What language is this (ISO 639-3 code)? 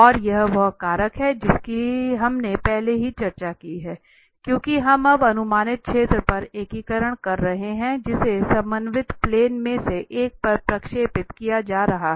hin